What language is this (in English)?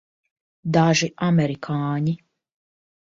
Latvian